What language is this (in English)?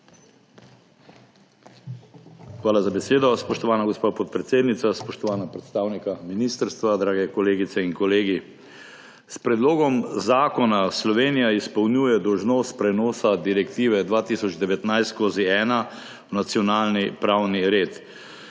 Slovenian